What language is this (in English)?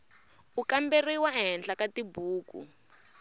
Tsonga